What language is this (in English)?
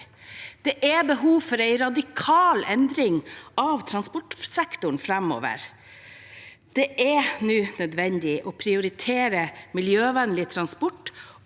Norwegian